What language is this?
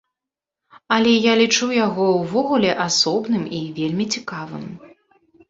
Belarusian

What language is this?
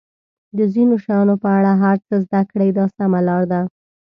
Pashto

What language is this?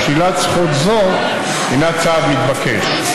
Hebrew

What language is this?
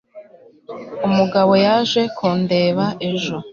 Kinyarwanda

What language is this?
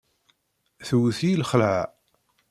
Kabyle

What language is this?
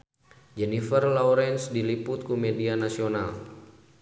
Sundanese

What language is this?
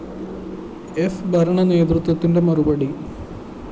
Malayalam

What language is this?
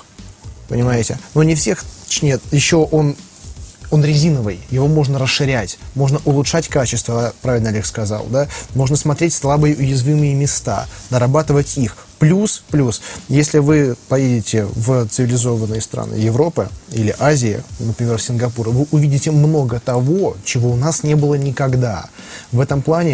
Russian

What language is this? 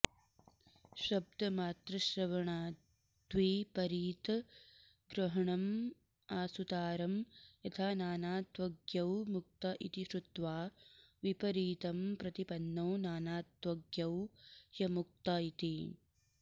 Sanskrit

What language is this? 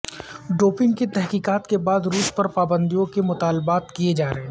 Urdu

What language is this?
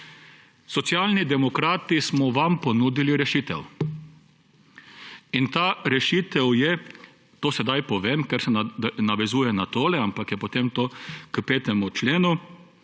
Slovenian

